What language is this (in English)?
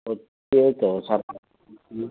Nepali